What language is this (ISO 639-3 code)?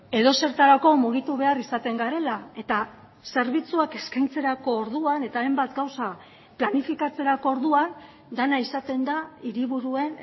eus